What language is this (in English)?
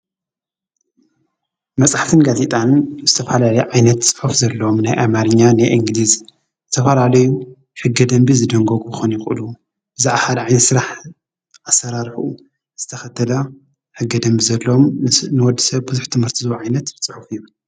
Tigrinya